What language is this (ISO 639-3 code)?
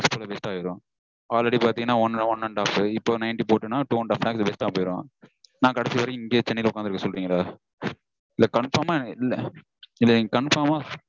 tam